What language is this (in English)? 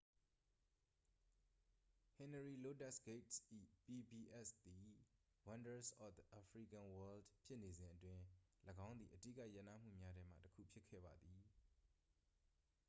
Burmese